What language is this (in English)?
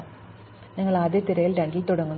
Malayalam